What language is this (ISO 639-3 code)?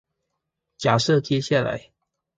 zho